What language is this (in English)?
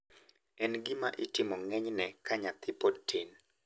Luo (Kenya and Tanzania)